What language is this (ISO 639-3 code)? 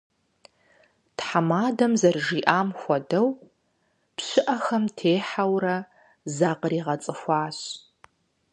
kbd